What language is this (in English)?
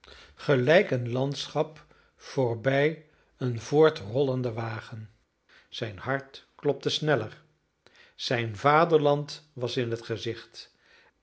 Dutch